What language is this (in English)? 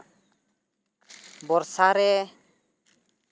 Santali